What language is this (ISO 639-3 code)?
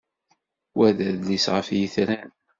kab